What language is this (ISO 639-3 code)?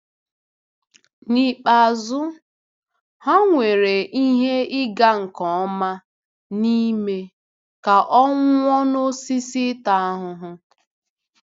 ibo